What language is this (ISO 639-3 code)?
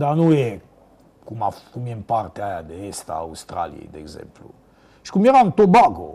ron